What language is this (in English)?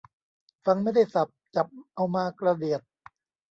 Thai